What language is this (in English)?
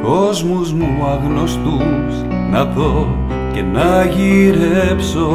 Greek